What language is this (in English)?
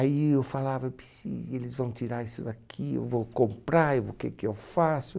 Portuguese